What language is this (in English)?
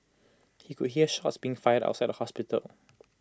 English